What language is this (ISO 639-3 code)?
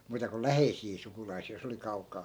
fin